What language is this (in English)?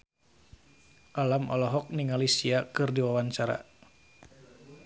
Sundanese